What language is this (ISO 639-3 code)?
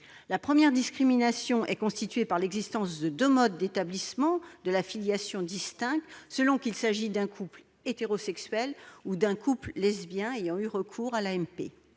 fra